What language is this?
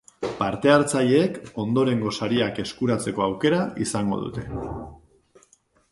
Basque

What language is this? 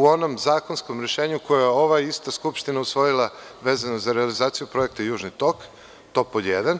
Serbian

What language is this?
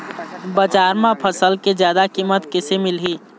Chhattisgarhi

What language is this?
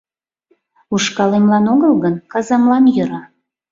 Mari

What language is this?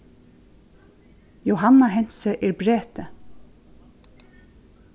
Faroese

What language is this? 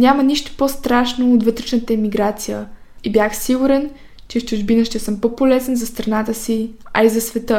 Bulgarian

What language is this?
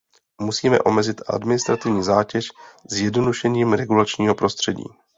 Czech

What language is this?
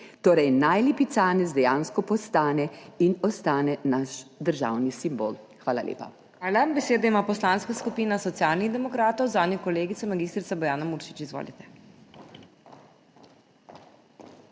Slovenian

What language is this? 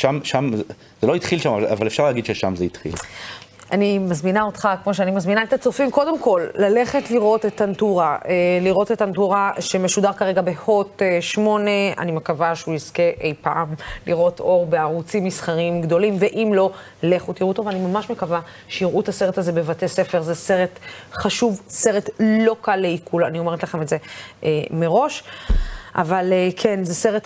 Hebrew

